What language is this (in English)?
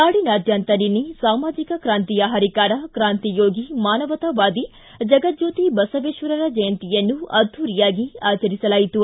Kannada